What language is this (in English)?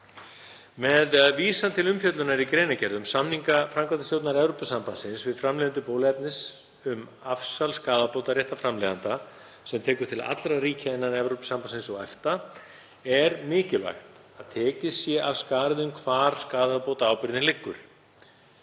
Icelandic